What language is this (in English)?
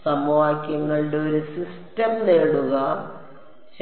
Malayalam